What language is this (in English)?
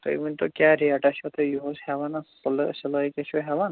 Kashmiri